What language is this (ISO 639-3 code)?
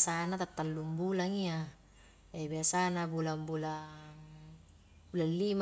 kjk